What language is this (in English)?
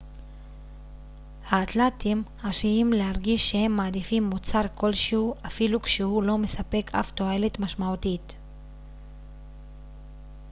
Hebrew